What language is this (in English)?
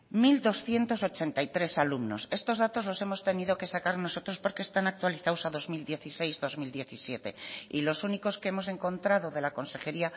Spanish